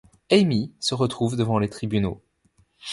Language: French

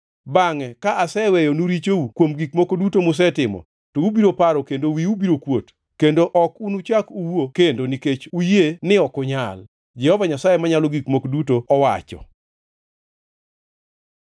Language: Luo (Kenya and Tanzania)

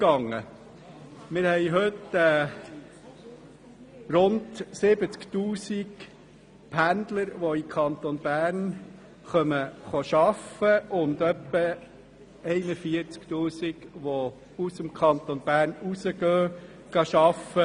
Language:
Swiss German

